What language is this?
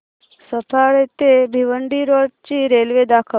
Marathi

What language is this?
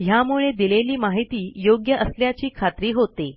Marathi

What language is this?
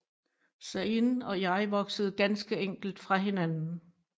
Danish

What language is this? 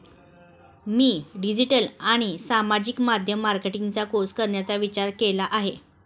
Marathi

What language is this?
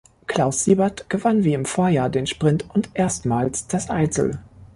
German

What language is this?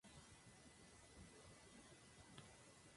Spanish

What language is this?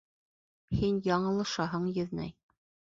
Bashkir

